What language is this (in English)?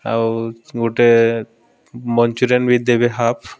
Odia